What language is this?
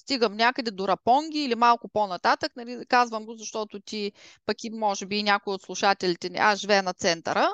Bulgarian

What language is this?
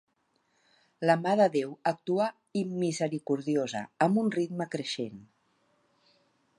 Catalan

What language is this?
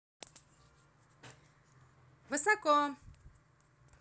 Russian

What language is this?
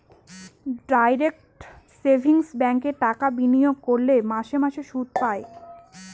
Bangla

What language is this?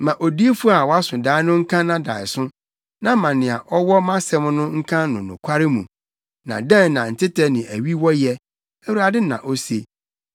Akan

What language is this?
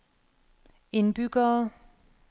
Danish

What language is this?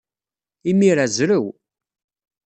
Kabyle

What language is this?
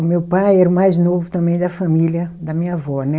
Portuguese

